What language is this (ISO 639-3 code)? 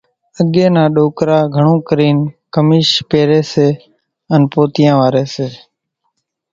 gjk